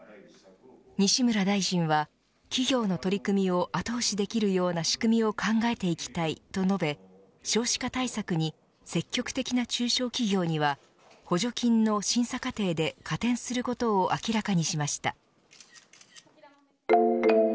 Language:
Japanese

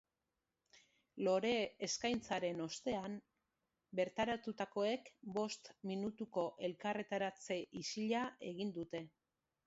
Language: Basque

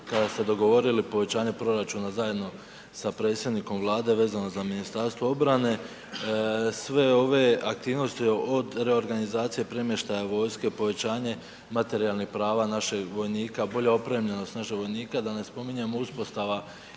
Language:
Croatian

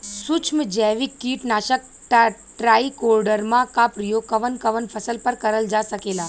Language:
Bhojpuri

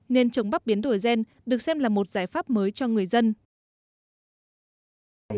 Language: Vietnamese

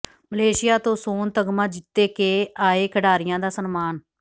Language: Punjabi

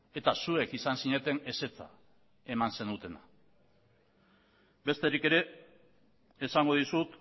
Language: Basque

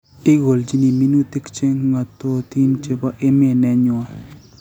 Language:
Kalenjin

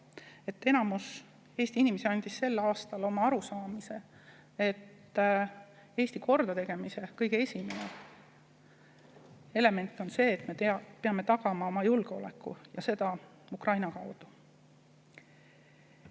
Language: Estonian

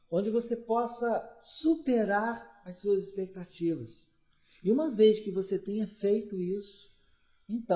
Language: Portuguese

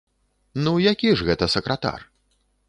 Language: Belarusian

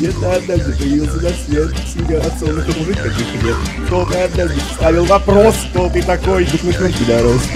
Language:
Russian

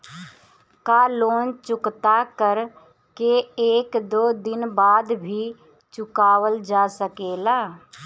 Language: Bhojpuri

